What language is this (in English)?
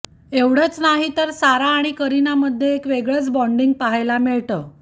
Marathi